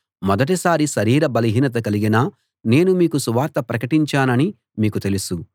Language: Telugu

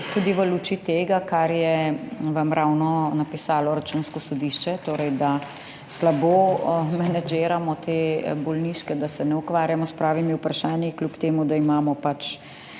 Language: Slovenian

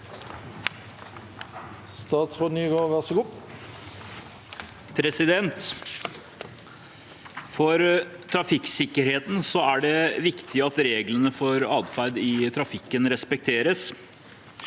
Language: Norwegian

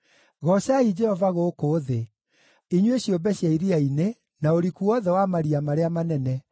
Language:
Kikuyu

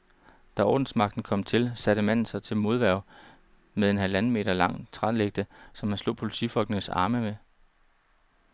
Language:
Danish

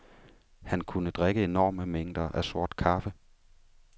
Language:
Danish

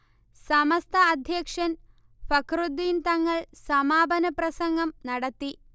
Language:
Malayalam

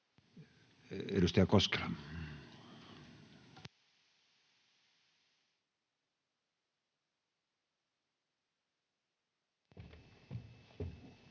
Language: Finnish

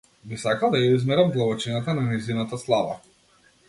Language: Macedonian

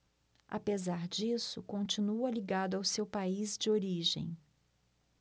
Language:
Portuguese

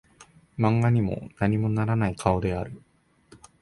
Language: Japanese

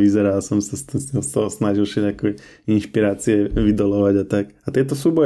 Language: Slovak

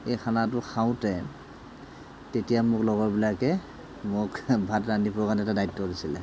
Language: Assamese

